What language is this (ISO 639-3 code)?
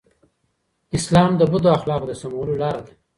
pus